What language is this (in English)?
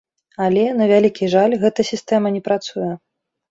Belarusian